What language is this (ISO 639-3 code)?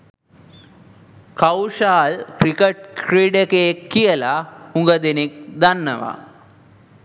sin